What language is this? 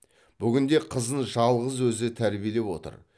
Kazakh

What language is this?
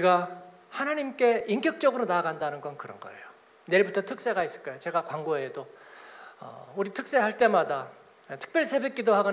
Korean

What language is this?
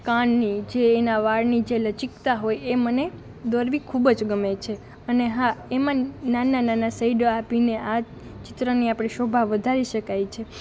Gujarati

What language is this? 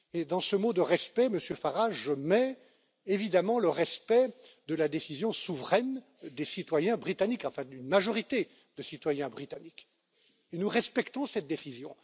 French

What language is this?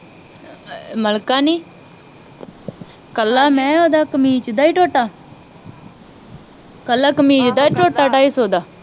Punjabi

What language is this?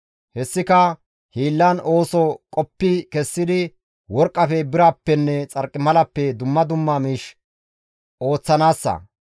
Gamo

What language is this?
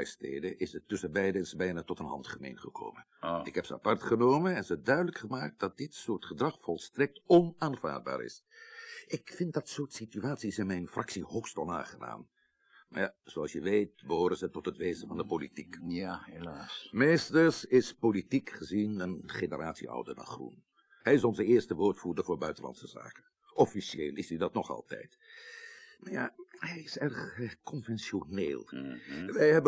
Dutch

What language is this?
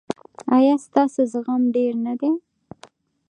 Pashto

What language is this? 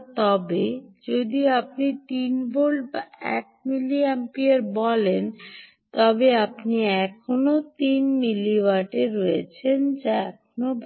Bangla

